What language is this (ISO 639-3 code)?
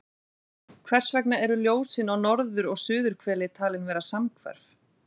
isl